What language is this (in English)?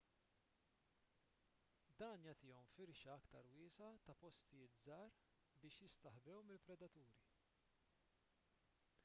Maltese